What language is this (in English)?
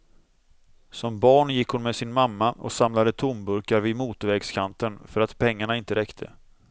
Swedish